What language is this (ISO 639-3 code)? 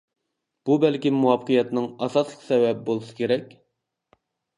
uig